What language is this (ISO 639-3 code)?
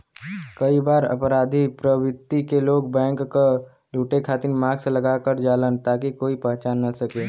bho